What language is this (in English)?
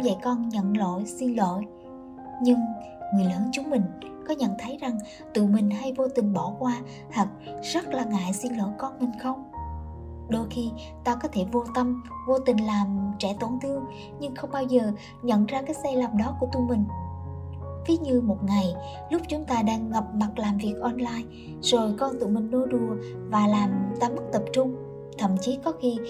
Vietnamese